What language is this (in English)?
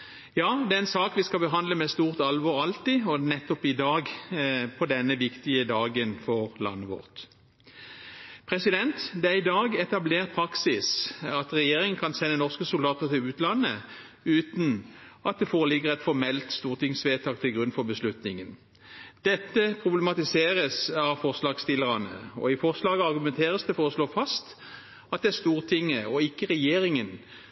Norwegian Bokmål